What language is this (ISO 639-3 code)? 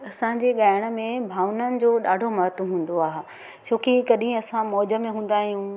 snd